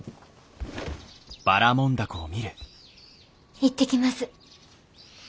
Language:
Japanese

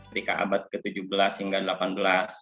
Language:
Indonesian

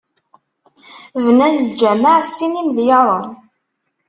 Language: Kabyle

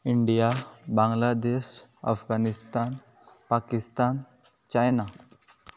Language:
Konkani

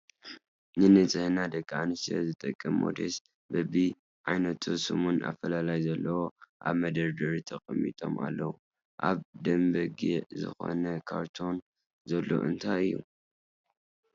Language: Tigrinya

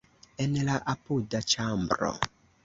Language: Esperanto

